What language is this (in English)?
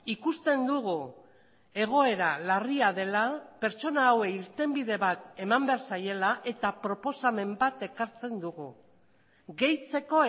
Basque